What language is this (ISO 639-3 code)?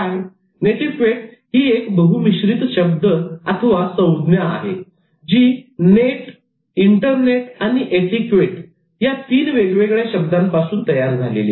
mar